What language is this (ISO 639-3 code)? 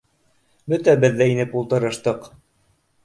bak